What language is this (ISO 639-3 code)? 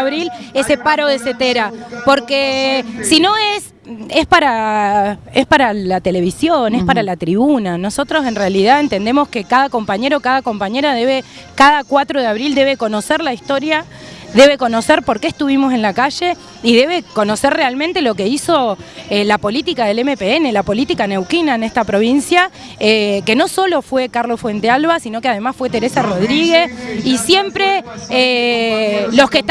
spa